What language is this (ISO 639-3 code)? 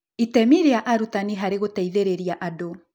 kik